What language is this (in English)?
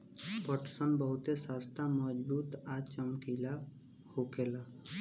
Bhojpuri